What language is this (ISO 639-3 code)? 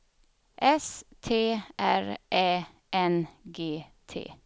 swe